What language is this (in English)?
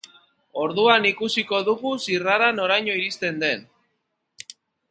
Basque